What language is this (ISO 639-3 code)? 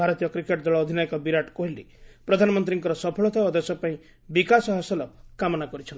ori